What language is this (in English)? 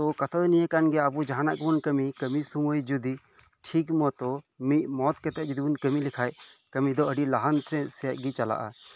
Santali